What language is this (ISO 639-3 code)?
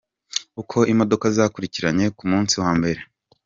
kin